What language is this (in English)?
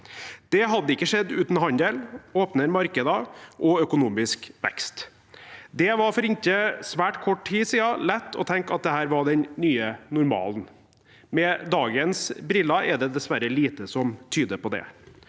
Norwegian